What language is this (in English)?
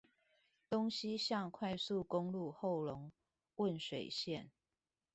Chinese